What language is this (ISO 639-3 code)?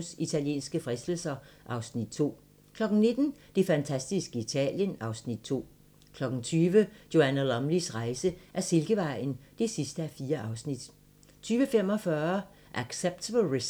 dan